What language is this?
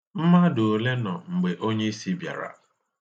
Igbo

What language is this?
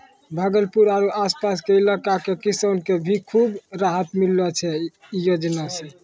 Maithili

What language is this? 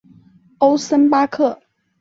Chinese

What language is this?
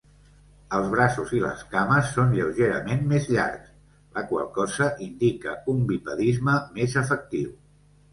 Catalan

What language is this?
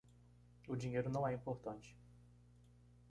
Portuguese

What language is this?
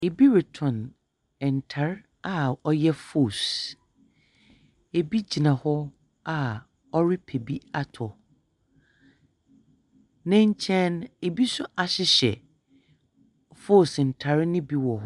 Akan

